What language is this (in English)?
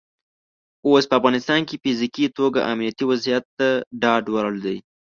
Pashto